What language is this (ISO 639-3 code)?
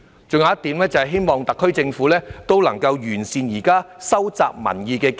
yue